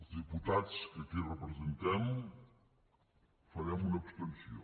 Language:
Catalan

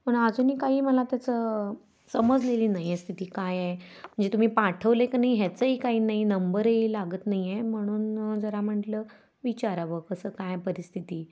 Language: Marathi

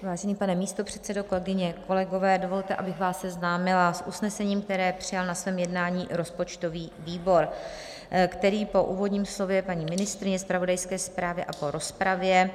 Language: Czech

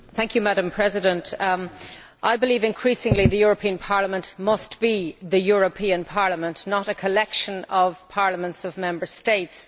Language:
English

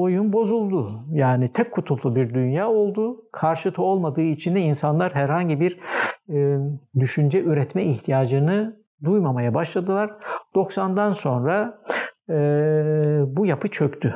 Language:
Turkish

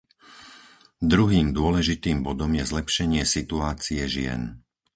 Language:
Slovak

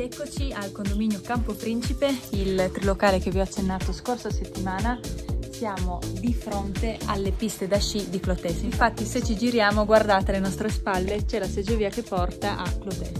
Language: Italian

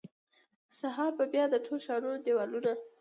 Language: Pashto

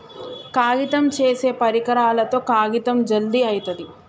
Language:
Telugu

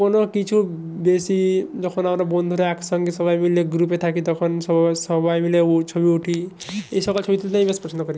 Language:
Bangla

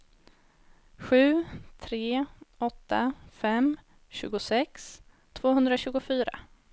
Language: Swedish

